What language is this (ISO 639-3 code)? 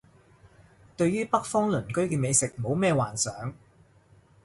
yue